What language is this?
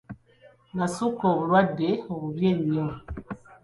Ganda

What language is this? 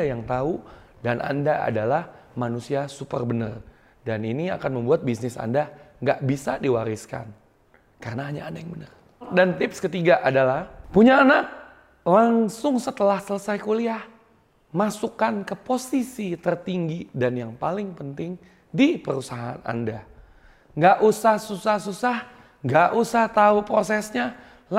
Indonesian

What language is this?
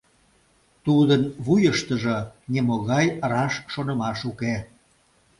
Mari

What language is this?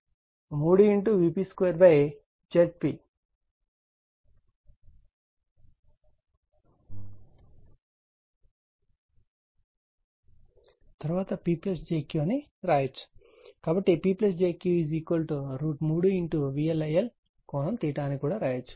Telugu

